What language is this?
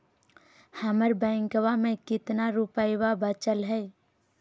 Magahi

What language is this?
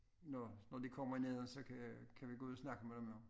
Danish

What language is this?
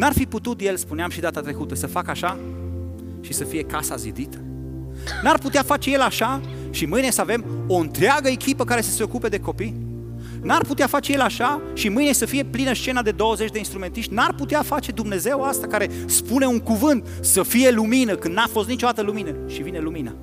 Romanian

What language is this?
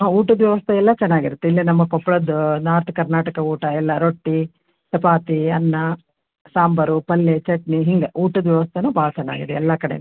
Kannada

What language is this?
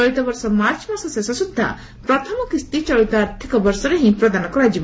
Odia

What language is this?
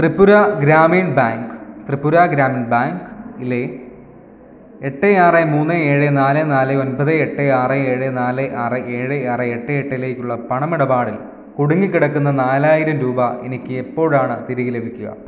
Malayalam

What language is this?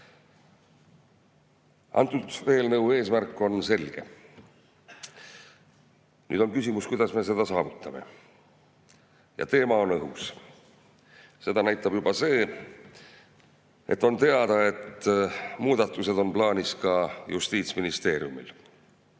Estonian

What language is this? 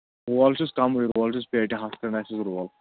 Kashmiri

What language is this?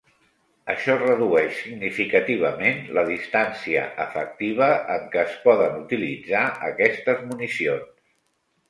Catalan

